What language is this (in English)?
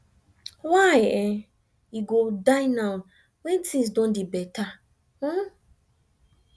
Nigerian Pidgin